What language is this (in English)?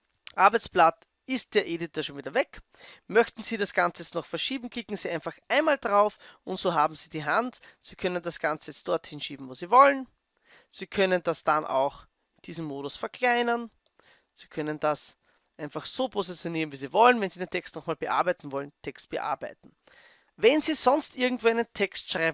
German